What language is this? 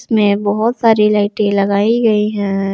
Hindi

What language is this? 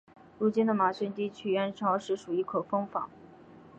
Chinese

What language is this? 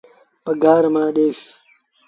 Sindhi Bhil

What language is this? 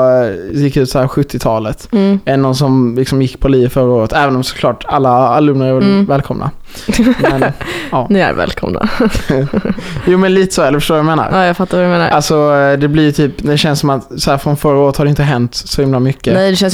Swedish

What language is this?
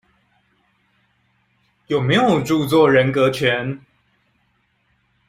Chinese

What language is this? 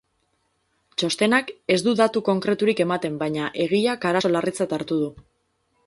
Basque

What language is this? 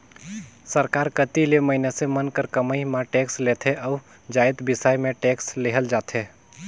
Chhattisgarhi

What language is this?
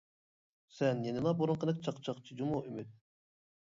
Uyghur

